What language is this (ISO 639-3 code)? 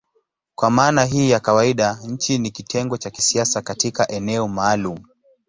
swa